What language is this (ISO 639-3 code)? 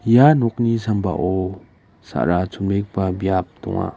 grt